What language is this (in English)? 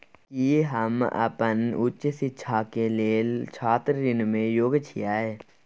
Maithili